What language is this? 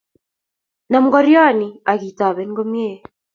Kalenjin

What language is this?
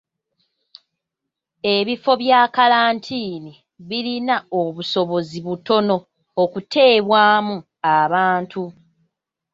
Ganda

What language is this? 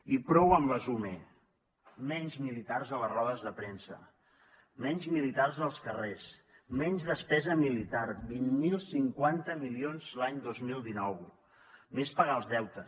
Catalan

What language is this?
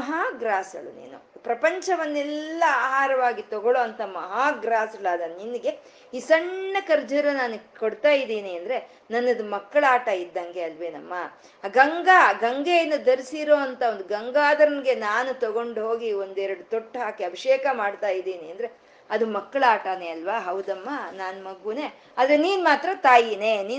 Kannada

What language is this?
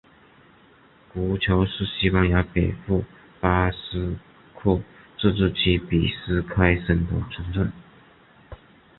Chinese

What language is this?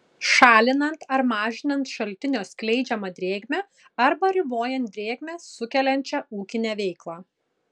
Lithuanian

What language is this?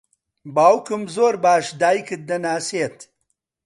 Central Kurdish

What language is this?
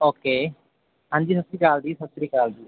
Punjabi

